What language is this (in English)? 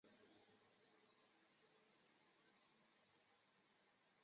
Chinese